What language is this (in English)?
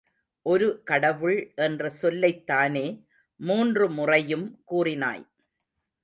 Tamil